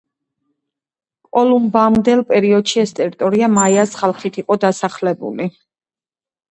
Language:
Georgian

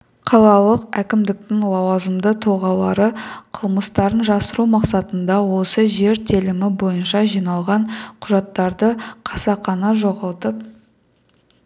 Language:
Kazakh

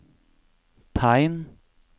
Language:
Norwegian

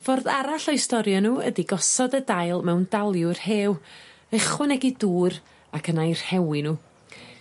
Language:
Welsh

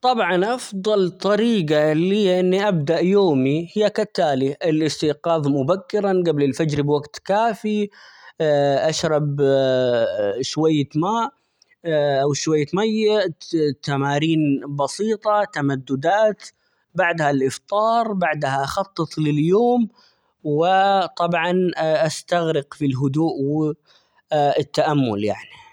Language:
Omani Arabic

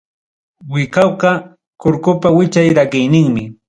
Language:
Ayacucho Quechua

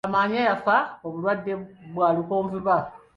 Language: Ganda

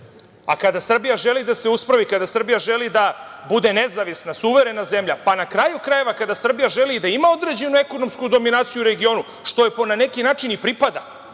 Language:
Serbian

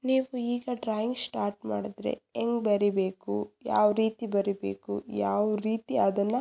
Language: Kannada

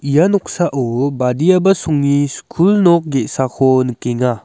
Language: Garo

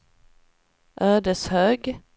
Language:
Swedish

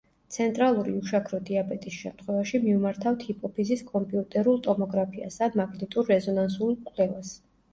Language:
Georgian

